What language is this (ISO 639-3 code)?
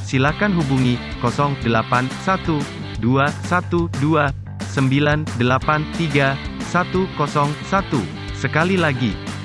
ind